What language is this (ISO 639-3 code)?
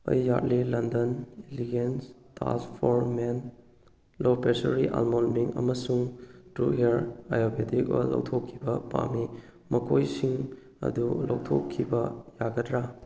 mni